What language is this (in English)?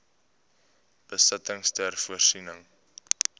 Afrikaans